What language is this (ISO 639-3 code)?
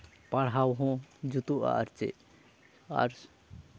sat